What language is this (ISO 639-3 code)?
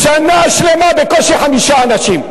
heb